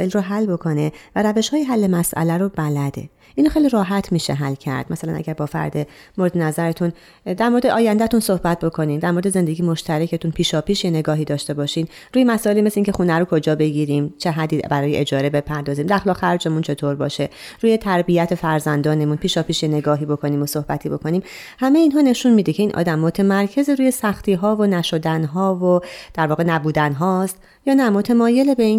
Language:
Persian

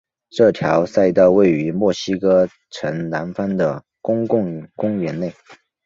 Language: Chinese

